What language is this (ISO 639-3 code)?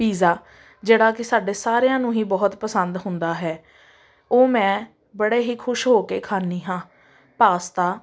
pan